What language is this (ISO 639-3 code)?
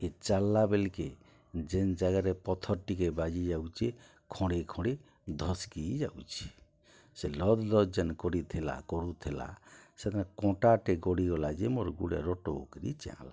ori